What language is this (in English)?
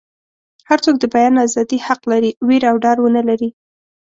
Pashto